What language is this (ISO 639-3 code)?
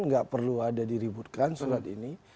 ind